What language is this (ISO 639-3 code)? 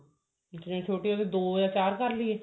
pan